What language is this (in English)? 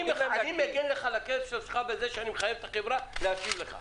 Hebrew